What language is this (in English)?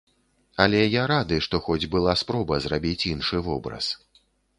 Belarusian